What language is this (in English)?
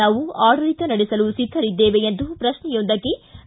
Kannada